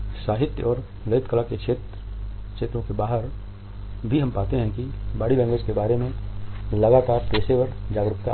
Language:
Hindi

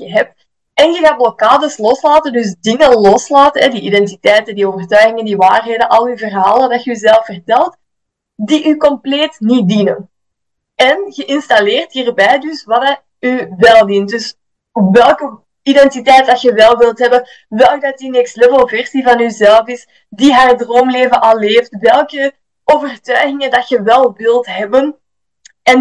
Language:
Dutch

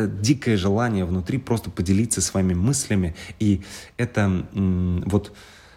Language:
Russian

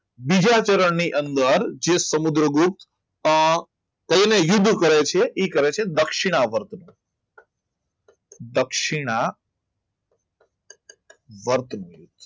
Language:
Gujarati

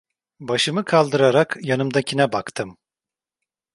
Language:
Turkish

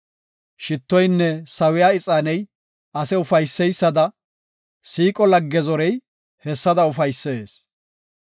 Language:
Gofa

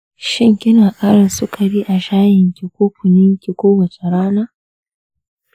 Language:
Hausa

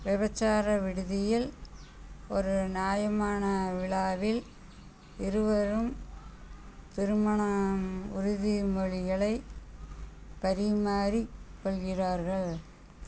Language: Tamil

